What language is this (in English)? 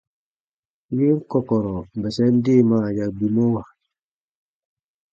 Baatonum